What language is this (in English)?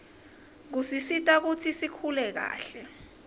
Swati